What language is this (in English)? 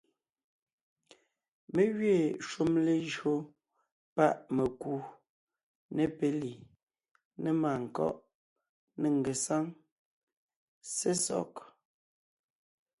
Ngiemboon